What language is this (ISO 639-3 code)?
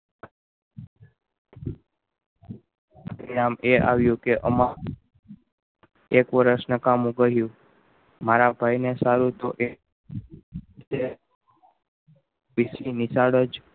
guj